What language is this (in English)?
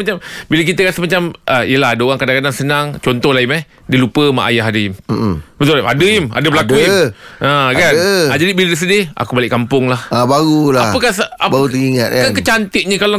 Malay